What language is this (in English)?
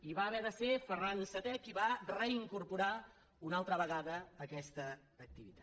Catalan